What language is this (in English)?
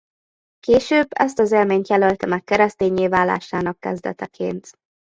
Hungarian